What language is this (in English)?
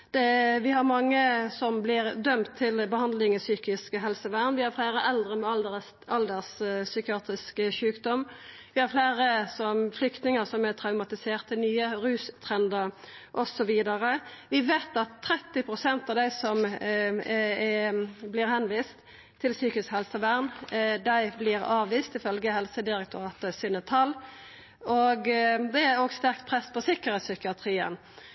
Norwegian Nynorsk